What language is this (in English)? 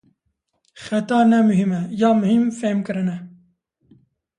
Kurdish